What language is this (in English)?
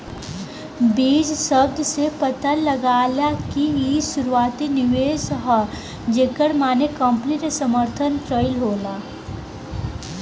Bhojpuri